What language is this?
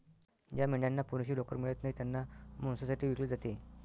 Marathi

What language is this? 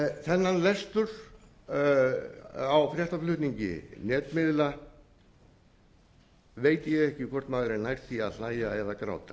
Icelandic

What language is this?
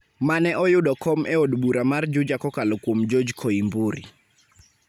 Luo (Kenya and Tanzania)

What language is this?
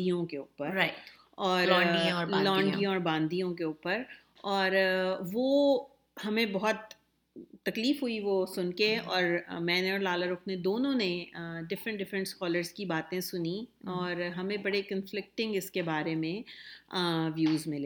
Urdu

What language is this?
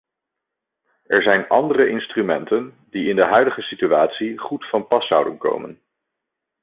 Dutch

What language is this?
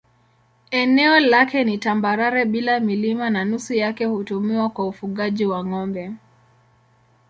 Swahili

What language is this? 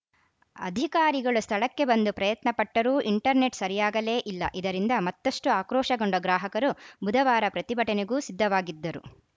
Kannada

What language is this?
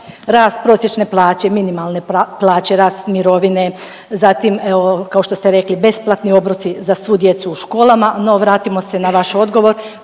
Croatian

